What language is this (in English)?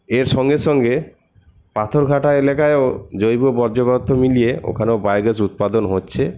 Bangla